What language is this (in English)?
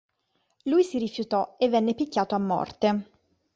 Italian